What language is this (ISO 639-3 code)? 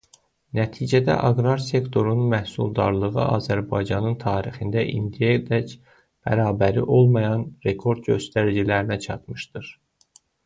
aze